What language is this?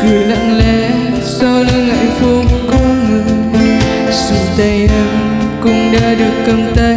Vietnamese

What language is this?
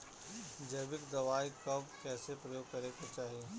Bhojpuri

